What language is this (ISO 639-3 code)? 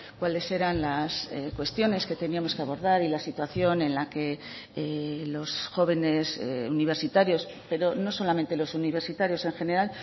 spa